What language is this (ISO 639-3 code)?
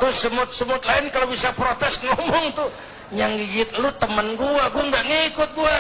ind